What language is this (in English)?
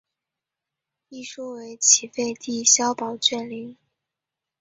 Chinese